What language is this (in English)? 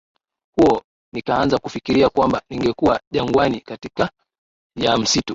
Swahili